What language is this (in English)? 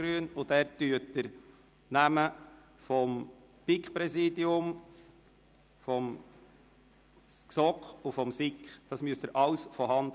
Swiss German